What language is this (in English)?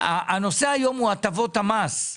Hebrew